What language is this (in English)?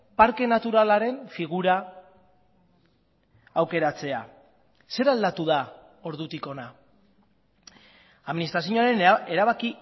Basque